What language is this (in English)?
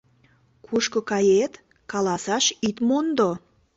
Mari